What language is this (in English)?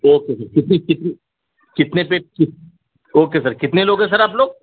Urdu